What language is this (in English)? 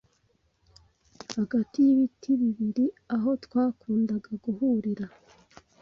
Kinyarwanda